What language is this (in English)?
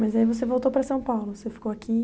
Portuguese